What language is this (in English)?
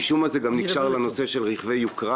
Hebrew